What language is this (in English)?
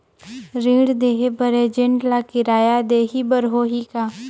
Chhattisgarhi